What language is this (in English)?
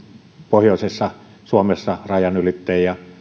Finnish